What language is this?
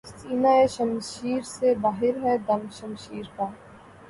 Urdu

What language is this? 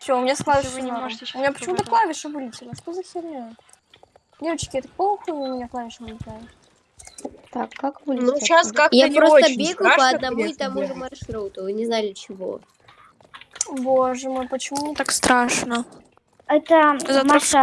Russian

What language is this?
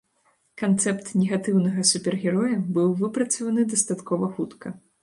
Belarusian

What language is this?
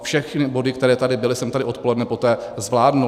Czech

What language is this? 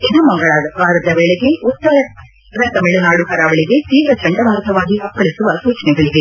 Kannada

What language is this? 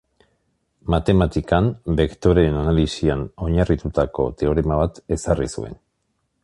Basque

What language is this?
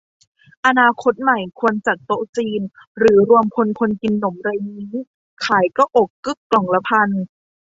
Thai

